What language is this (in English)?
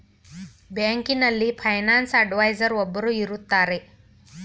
Kannada